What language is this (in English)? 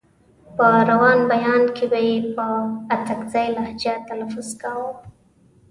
Pashto